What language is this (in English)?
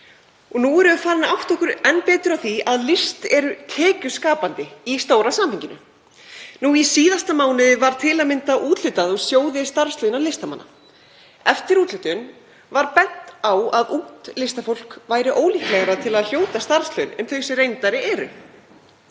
Icelandic